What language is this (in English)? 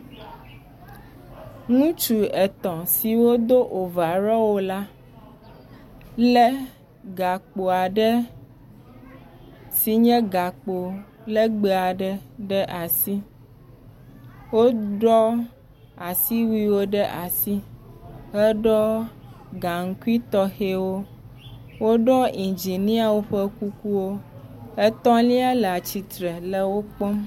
Ewe